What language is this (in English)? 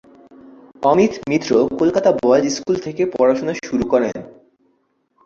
Bangla